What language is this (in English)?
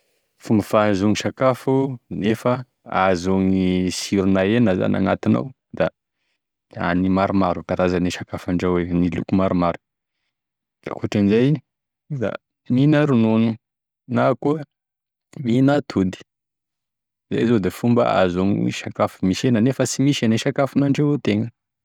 Tesaka Malagasy